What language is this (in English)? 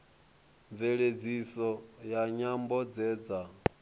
Venda